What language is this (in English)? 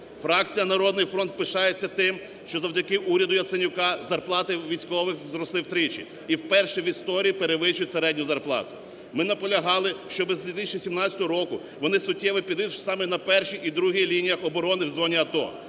Ukrainian